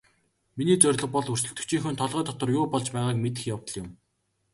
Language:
Mongolian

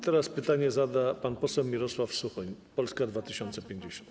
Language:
Polish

